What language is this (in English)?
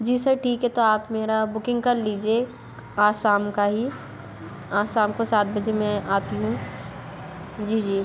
Hindi